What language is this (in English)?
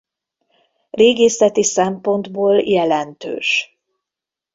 Hungarian